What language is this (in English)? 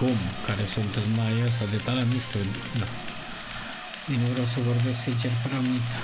Romanian